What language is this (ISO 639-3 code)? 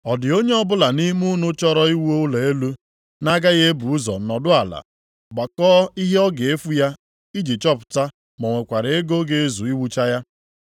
ibo